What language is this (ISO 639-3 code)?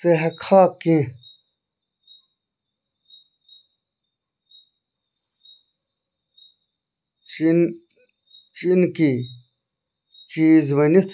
kas